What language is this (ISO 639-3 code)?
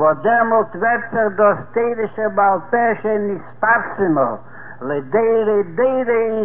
heb